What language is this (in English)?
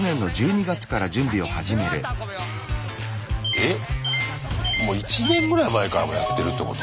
Japanese